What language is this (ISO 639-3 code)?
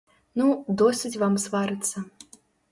bel